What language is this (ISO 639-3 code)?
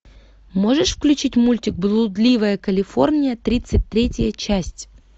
rus